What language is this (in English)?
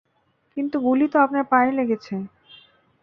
Bangla